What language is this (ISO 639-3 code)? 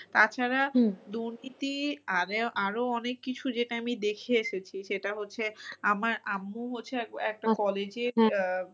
ben